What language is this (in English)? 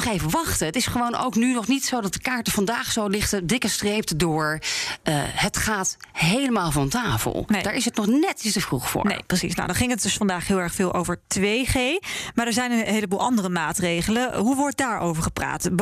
Dutch